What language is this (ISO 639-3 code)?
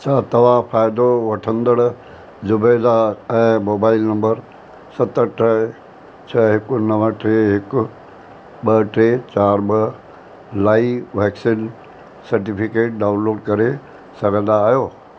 snd